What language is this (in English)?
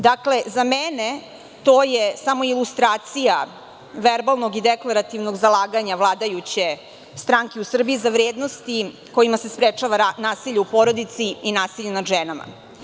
Serbian